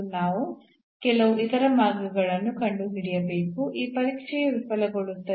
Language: Kannada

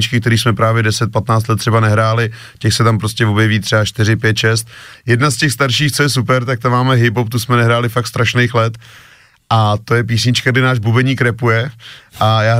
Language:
Czech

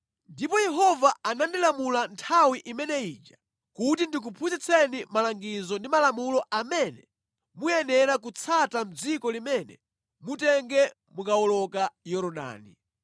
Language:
Nyanja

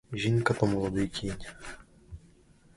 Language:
Ukrainian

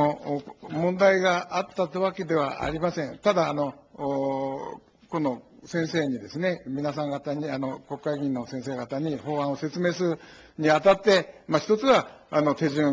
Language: Japanese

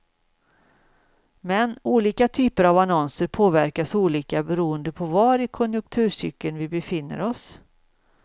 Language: Swedish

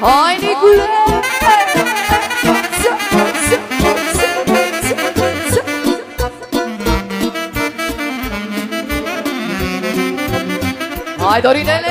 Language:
Romanian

